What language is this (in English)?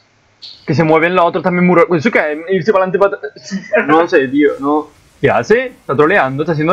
Spanish